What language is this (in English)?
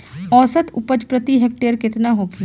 Bhojpuri